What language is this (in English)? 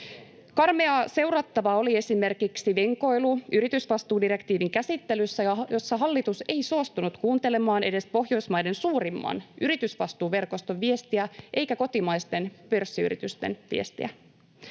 Finnish